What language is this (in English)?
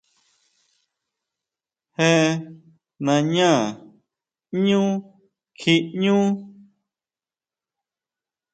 Huautla Mazatec